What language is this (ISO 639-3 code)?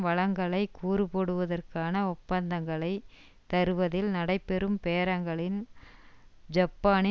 tam